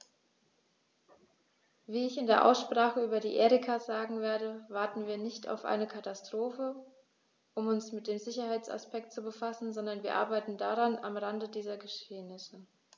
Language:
German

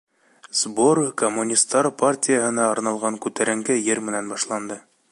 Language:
Bashkir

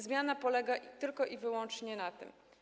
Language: Polish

